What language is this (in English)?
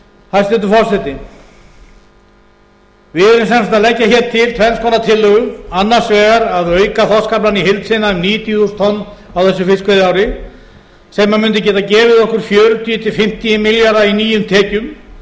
Icelandic